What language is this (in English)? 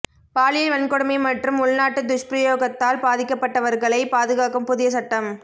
Tamil